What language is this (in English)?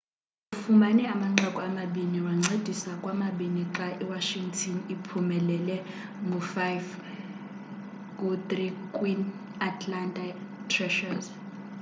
Xhosa